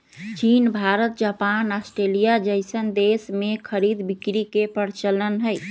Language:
Magahi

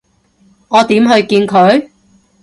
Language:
Cantonese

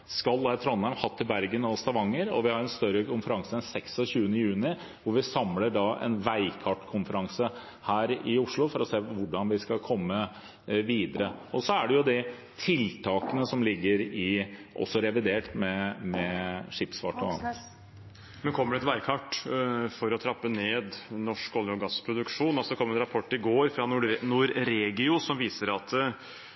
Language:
Norwegian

